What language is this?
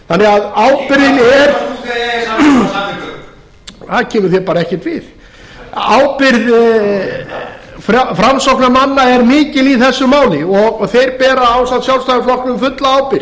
Icelandic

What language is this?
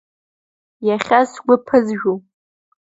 Abkhazian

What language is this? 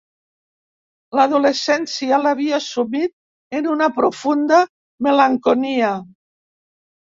Catalan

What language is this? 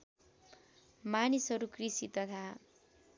Nepali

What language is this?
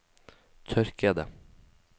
Norwegian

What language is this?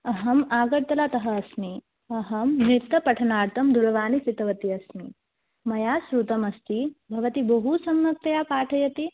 Sanskrit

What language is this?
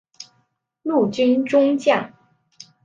Chinese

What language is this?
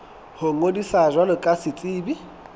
Southern Sotho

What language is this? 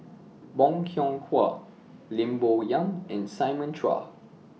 English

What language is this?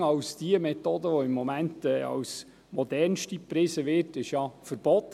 Swiss German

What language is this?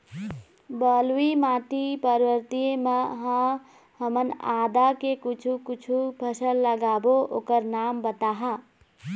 Chhattisgarhi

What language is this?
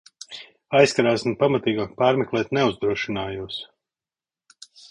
Latvian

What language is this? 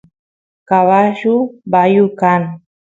Santiago del Estero Quichua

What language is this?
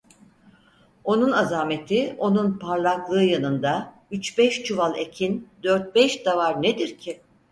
Turkish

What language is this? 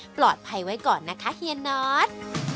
Thai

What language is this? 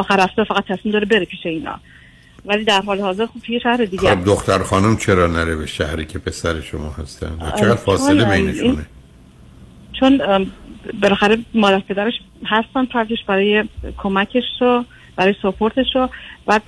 Persian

